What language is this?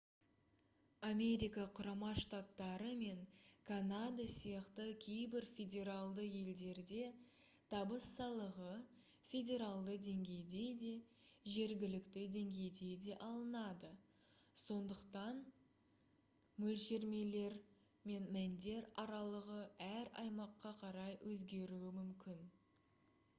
Kazakh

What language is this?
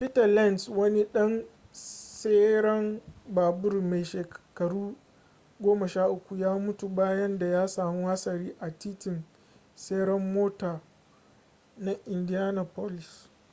Hausa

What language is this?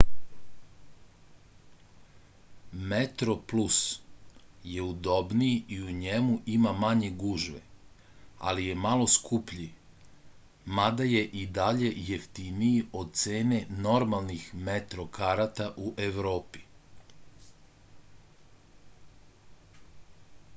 Serbian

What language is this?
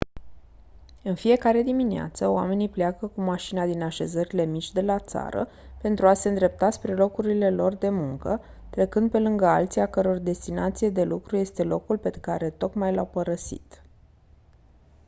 Romanian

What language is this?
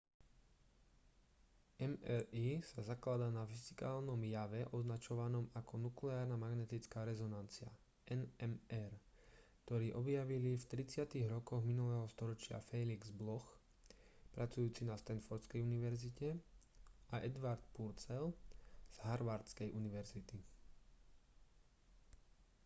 Slovak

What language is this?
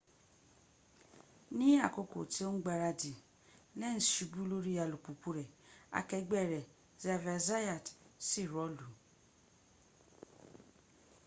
Yoruba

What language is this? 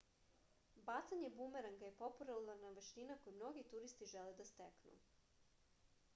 Serbian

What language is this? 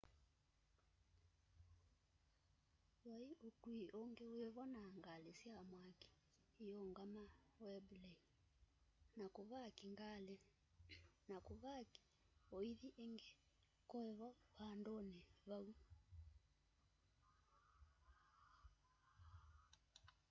Kamba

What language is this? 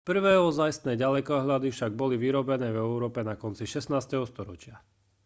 Slovak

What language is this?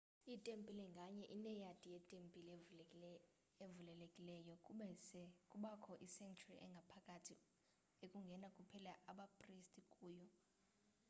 Xhosa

